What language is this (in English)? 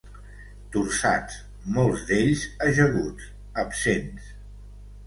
Catalan